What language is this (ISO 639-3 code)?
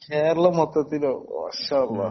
mal